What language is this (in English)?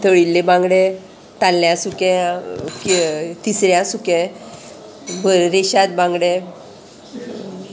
Konkani